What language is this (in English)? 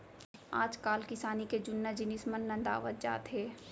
Chhattisgarhi